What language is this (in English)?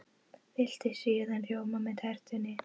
Icelandic